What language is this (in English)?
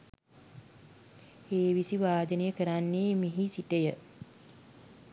Sinhala